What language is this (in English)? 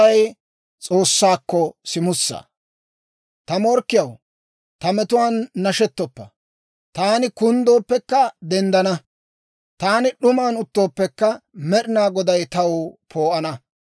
Dawro